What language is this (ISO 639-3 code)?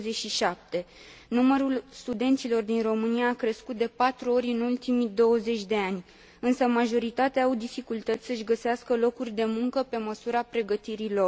ron